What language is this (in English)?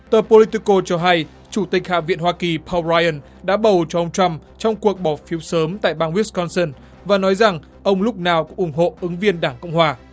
Vietnamese